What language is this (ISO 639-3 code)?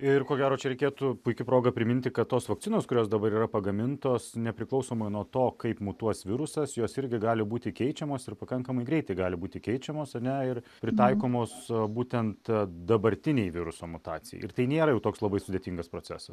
lit